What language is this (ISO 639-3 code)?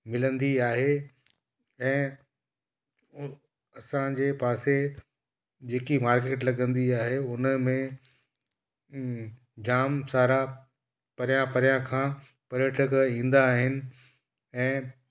snd